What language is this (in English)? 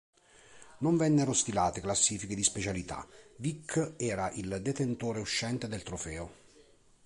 Italian